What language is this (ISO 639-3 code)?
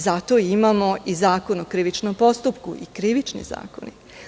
srp